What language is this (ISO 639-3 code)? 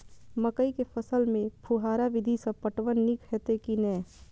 mai